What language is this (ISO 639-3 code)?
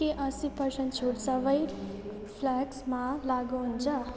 nep